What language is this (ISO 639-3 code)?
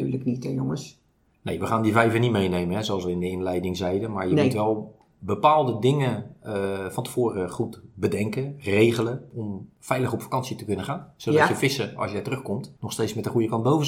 nld